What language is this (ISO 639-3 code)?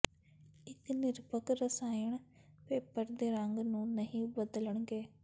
pan